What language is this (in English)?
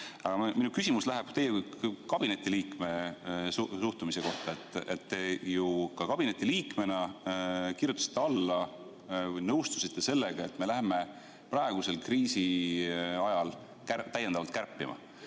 Estonian